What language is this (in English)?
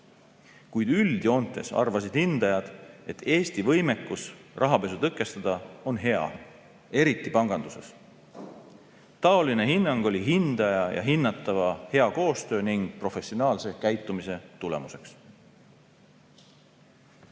Estonian